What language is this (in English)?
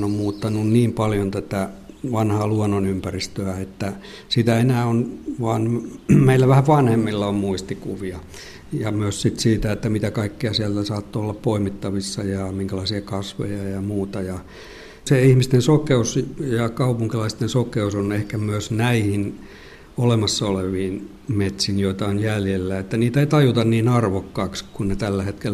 Finnish